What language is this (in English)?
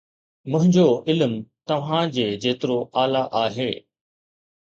Sindhi